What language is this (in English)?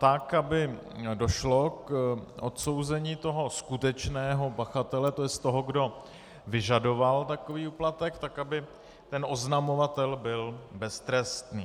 Czech